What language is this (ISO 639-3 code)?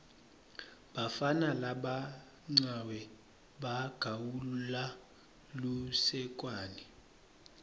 ssw